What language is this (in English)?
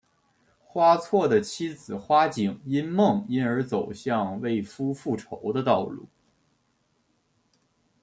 Chinese